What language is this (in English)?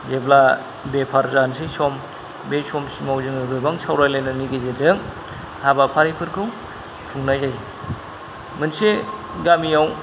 Bodo